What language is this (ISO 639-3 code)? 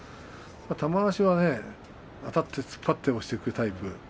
jpn